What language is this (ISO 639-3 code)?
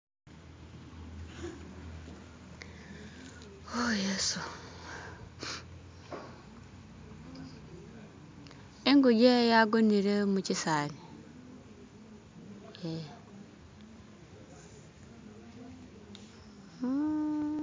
myx